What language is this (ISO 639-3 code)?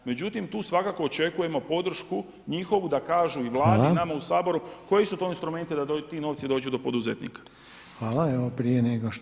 hrv